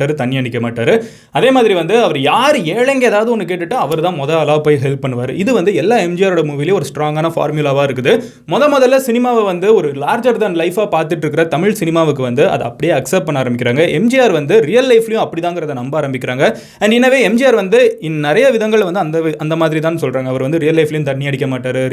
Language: Tamil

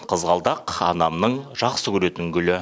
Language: Kazakh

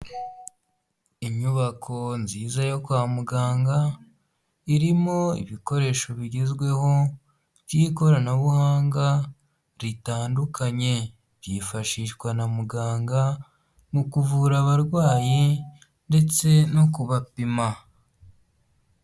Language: Kinyarwanda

